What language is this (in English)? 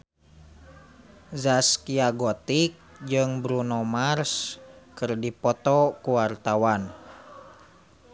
Sundanese